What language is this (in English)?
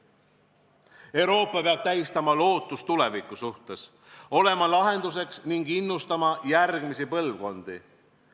Estonian